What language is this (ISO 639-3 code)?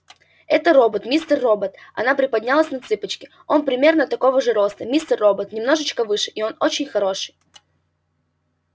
rus